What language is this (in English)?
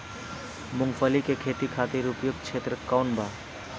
Bhojpuri